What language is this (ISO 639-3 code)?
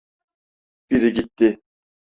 tur